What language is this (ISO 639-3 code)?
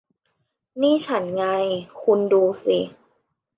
tha